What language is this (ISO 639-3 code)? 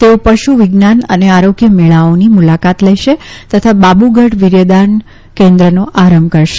guj